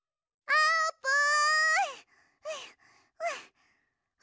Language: Japanese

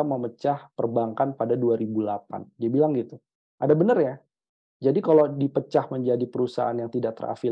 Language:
Indonesian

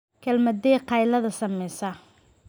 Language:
Somali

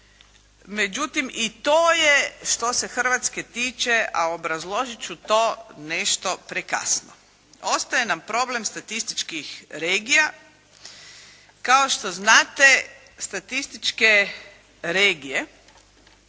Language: Croatian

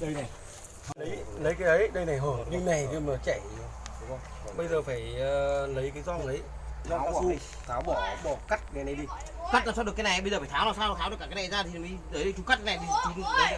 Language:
Vietnamese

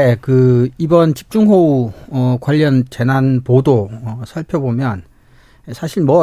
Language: Korean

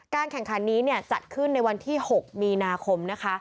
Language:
Thai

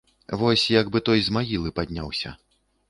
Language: Belarusian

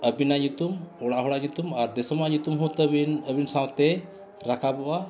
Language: Santali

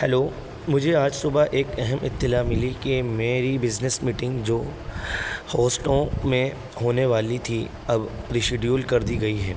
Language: Urdu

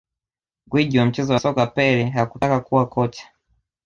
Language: Swahili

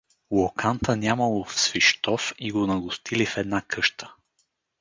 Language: Bulgarian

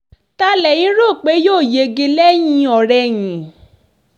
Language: Yoruba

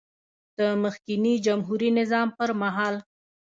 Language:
Pashto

